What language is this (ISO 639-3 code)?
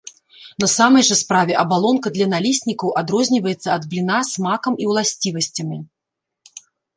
bel